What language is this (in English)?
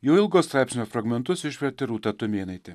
Lithuanian